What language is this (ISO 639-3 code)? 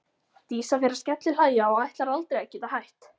isl